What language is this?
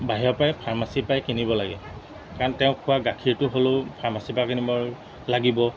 Assamese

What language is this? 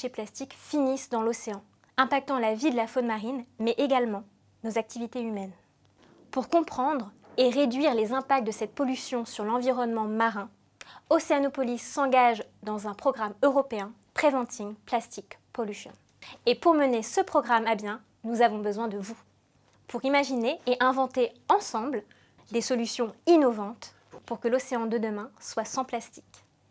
French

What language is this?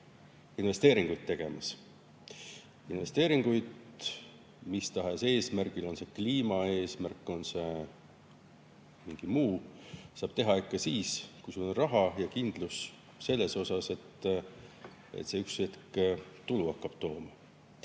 Estonian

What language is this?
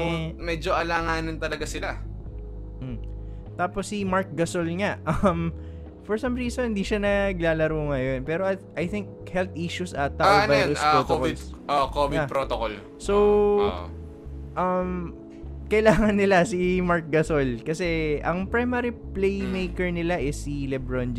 Filipino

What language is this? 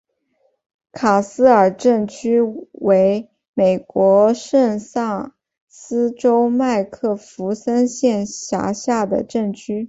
Chinese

